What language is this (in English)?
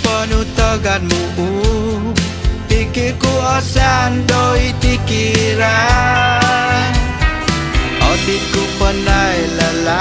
Thai